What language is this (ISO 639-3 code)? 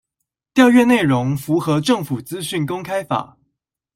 zho